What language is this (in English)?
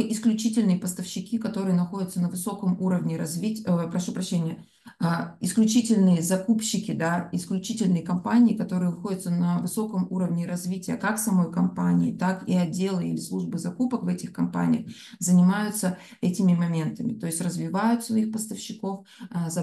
Russian